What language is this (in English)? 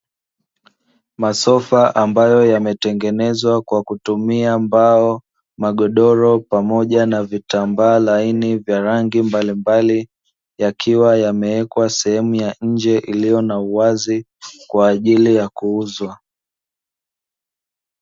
Swahili